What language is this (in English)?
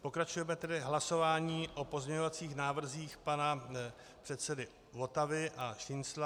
Czech